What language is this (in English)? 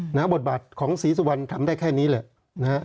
Thai